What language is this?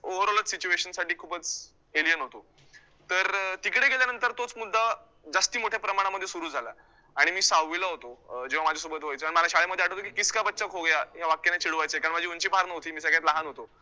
Marathi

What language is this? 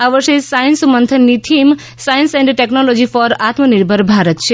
Gujarati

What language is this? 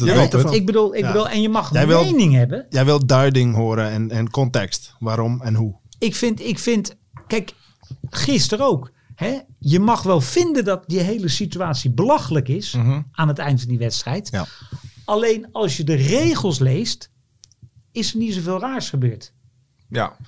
Dutch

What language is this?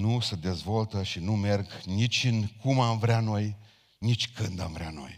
Romanian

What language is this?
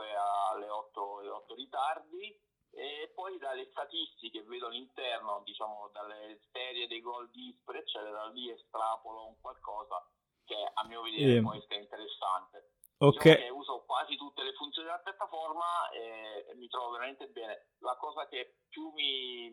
Italian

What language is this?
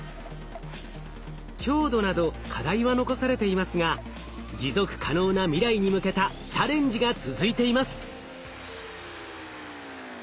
Japanese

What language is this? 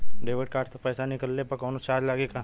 Bhojpuri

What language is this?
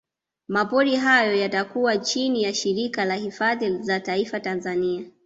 Swahili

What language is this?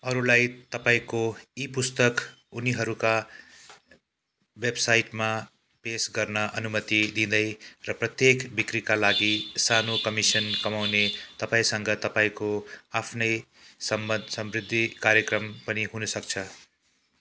Nepali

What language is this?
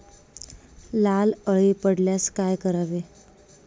Marathi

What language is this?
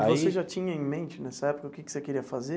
Portuguese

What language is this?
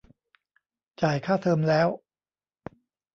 Thai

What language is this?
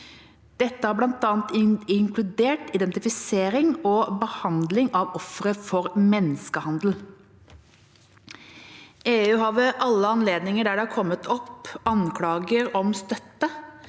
Norwegian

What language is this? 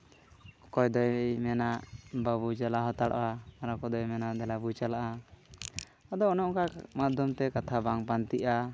Santali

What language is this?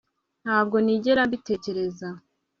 Kinyarwanda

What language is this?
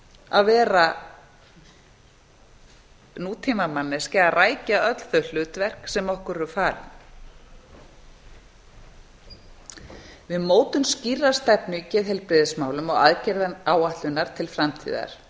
Icelandic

